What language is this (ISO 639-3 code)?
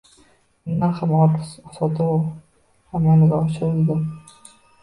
uzb